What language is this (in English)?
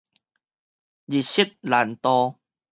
Min Nan Chinese